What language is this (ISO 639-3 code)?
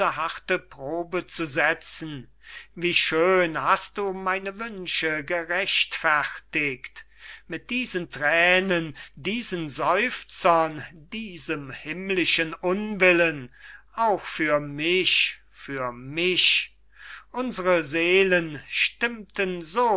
deu